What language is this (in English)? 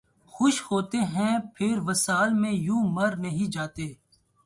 Urdu